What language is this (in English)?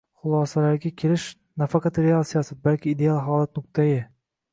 Uzbek